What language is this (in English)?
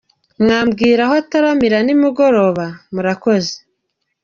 Kinyarwanda